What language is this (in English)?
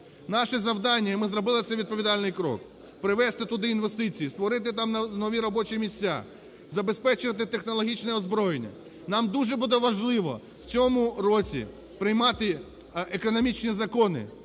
Ukrainian